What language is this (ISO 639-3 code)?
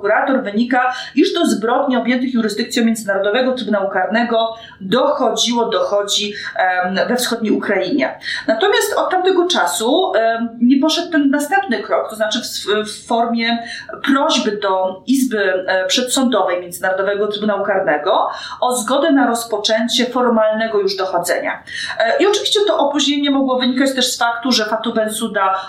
pol